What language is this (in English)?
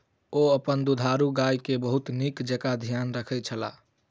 Maithili